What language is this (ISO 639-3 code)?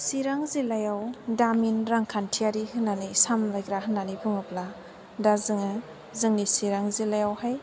brx